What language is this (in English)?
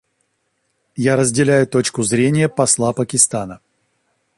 Russian